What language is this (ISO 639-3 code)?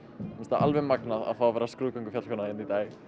isl